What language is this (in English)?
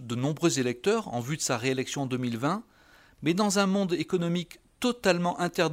French